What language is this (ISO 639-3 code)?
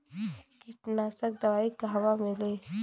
bho